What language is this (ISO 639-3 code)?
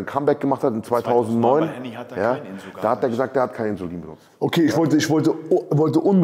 deu